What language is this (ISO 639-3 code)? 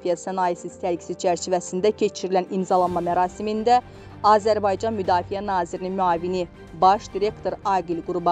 tur